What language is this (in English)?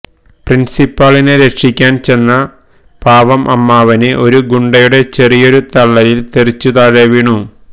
Malayalam